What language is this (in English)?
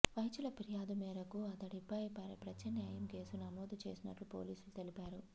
Telugu